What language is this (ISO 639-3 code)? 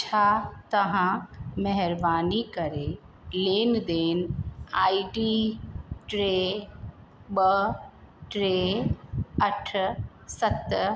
snd